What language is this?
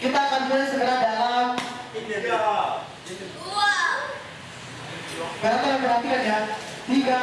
Indonesian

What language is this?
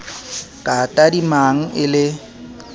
Southern Sotho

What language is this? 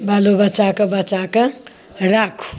Maithili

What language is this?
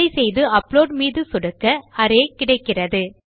Tamil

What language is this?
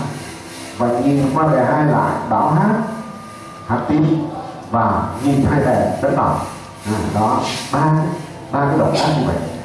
Vietnamese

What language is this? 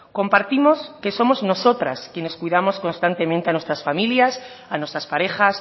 Spanish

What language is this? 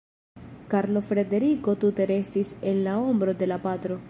Esperanto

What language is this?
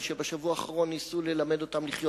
Hebrew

